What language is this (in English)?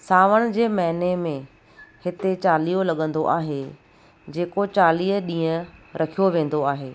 Sindhi